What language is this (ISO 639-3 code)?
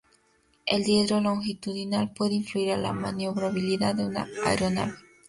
spa